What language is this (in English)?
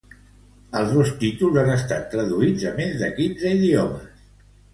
Catalan